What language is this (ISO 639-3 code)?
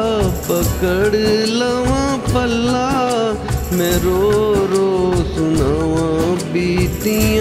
hin